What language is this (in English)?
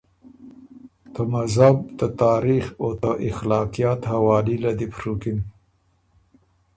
Ormuri